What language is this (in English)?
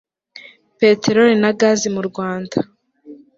Kinyarwanda